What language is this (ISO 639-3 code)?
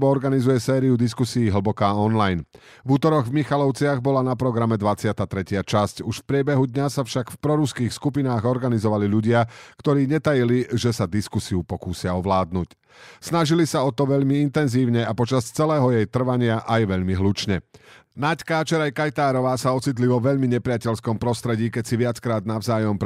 slk